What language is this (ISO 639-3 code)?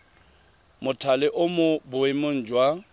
tsn